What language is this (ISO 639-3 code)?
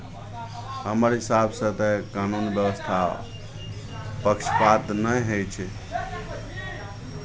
mai